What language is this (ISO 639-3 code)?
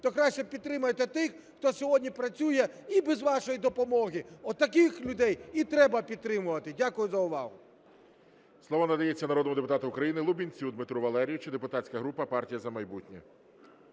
ukr